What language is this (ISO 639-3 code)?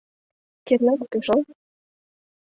chm